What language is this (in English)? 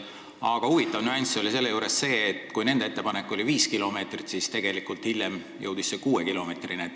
Estonian